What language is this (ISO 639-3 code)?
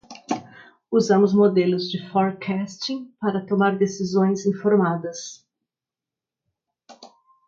por